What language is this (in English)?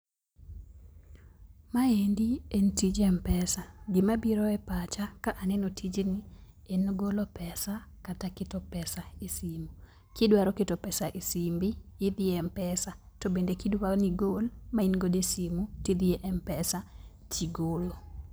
Luo (Kenya and Tanzania)